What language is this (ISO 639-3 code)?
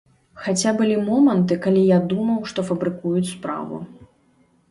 bel